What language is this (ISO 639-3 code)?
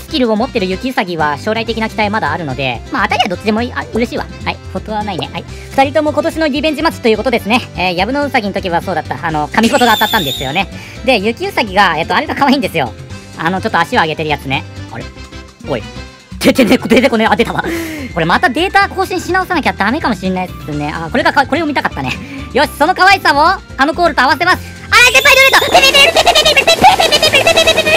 jpn